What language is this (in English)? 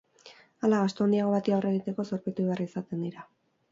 Basque